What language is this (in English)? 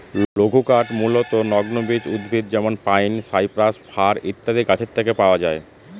Bangla